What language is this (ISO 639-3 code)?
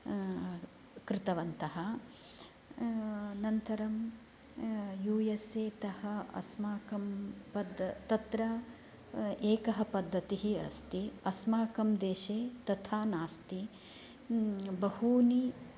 san